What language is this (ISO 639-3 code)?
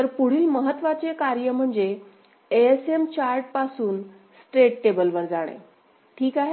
mar